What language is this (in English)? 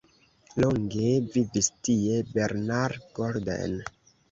Esperanto